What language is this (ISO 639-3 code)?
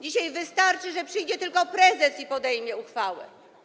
pol